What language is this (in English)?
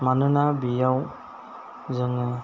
Bodo